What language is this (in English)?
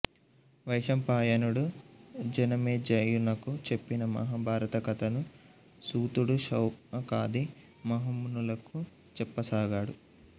Telugu